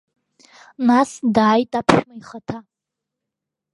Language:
Abkhazian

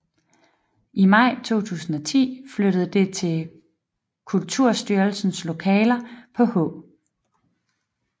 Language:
Danish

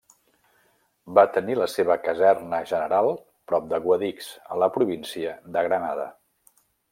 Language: Catalan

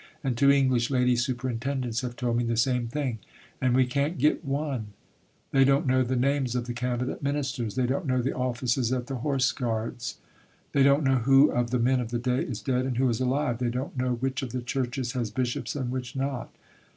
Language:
English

